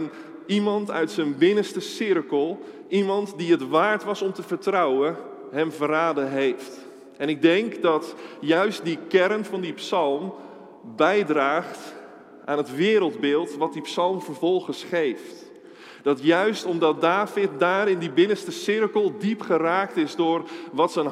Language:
Dutch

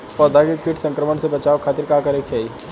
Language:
Bhojpuri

